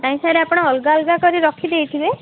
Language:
Odia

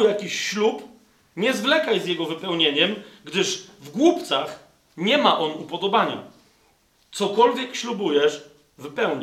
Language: Polish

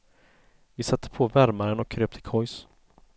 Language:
Swedish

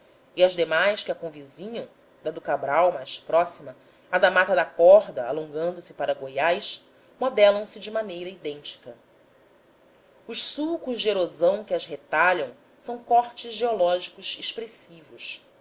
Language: Portuguese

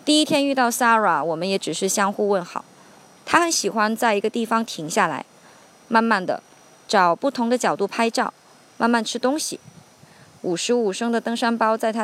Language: Chinese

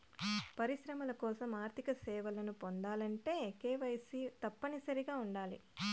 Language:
Telugu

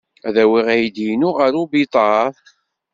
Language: Kabyle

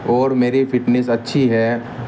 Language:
Urdu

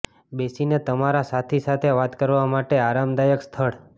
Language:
Gujarati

